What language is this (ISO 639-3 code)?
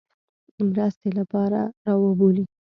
pus